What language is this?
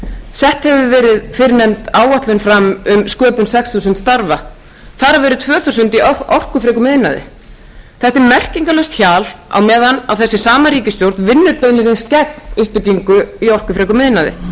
Icelandic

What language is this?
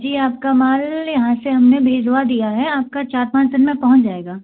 Hindi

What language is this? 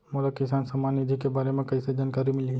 Chhattisgarhi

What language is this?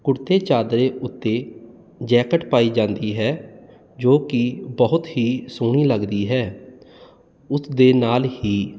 Punjabi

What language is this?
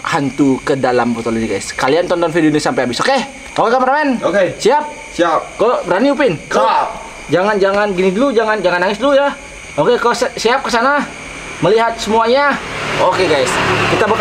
Indonesian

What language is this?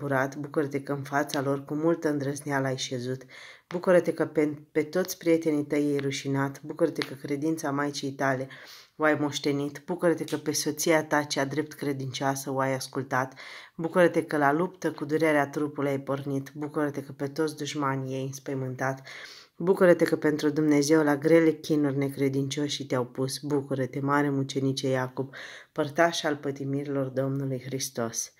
Romanian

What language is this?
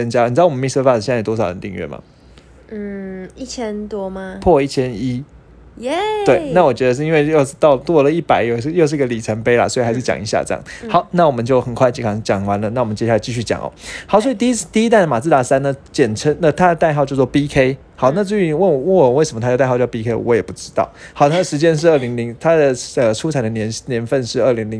Chinese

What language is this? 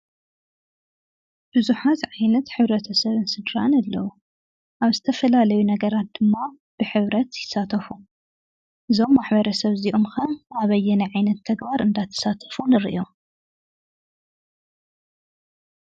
Tigrinya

